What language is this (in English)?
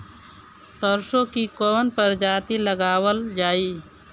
Bhojpuri